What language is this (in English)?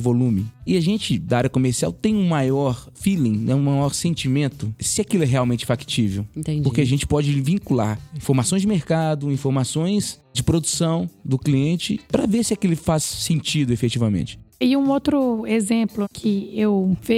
Portuguese